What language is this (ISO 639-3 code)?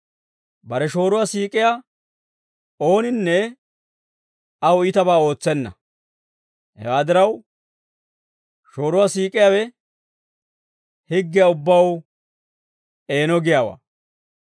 dwr